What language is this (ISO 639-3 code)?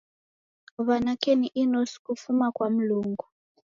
dav